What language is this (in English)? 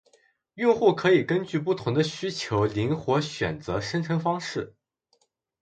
Chinese